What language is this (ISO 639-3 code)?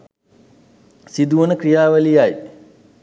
sin